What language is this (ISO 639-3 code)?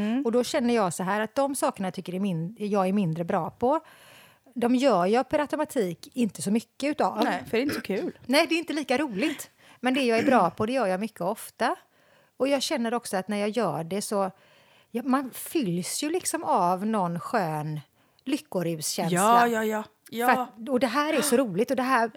swe